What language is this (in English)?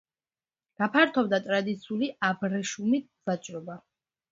Georgian